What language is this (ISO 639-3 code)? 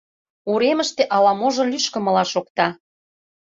chm